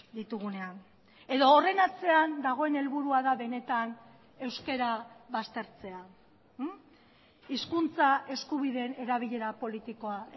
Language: Basque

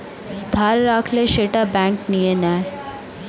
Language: Bangla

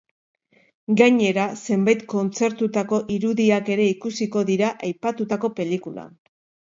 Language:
Basque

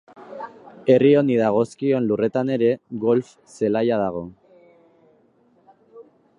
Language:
Basque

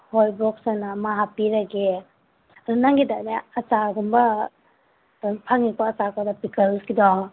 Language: Manipuri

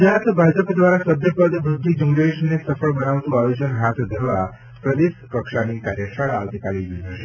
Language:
Gujarati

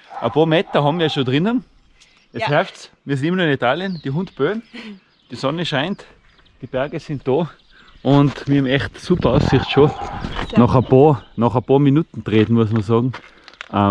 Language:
German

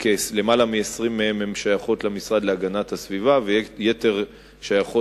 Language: Hebrew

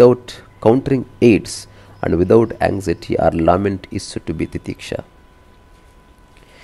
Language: Telugu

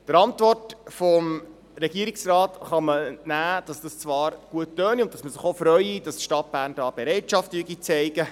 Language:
Swiss German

